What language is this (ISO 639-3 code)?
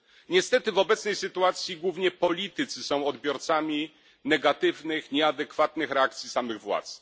pol